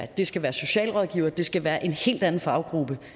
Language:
Danish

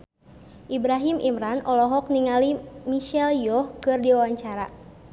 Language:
Sundanese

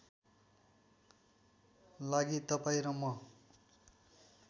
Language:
Nepali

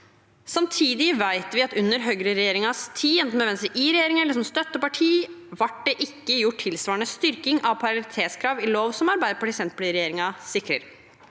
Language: Norwegian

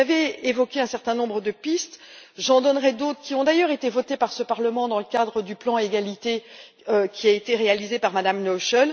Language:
French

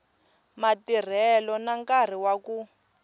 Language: Tsonga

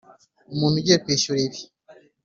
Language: Kinyarwanda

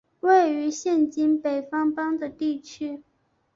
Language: Chinese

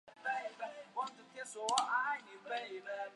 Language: Chinese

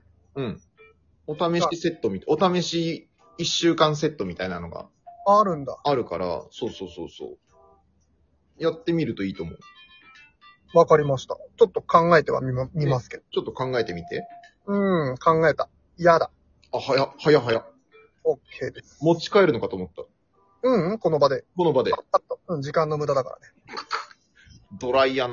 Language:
Japanese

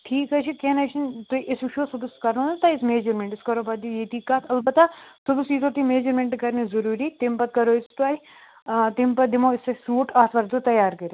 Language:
Kashmiri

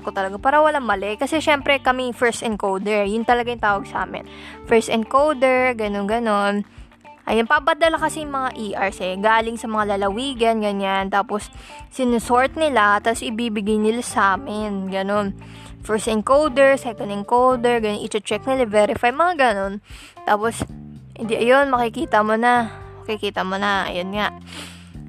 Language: Filipino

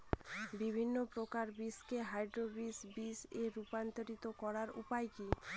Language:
Bangla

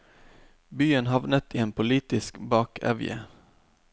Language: Norwegian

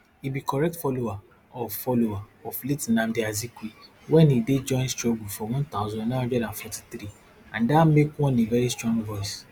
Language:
Nigerian Pidgin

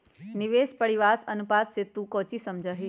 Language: Magahi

